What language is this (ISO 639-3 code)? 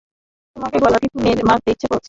ben